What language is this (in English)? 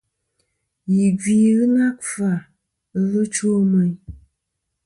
Kom